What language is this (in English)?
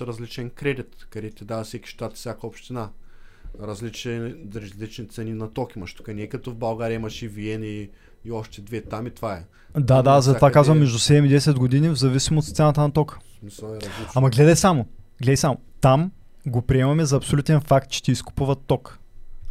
Bulgarian